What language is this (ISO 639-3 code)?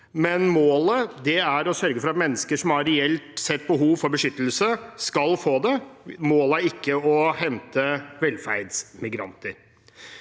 nor